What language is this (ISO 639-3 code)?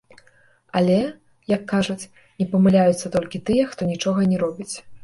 bel